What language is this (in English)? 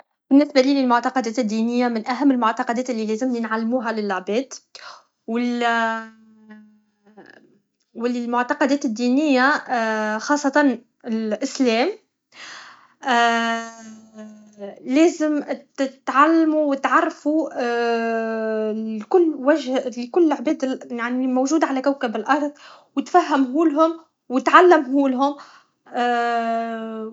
Tunisian Arabic